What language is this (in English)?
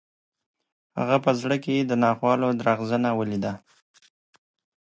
Pashto